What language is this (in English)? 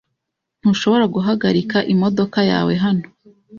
Kinyarwanda